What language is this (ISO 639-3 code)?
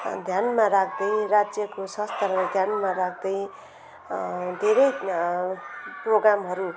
nep